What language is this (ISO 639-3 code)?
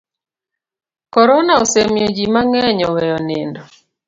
luo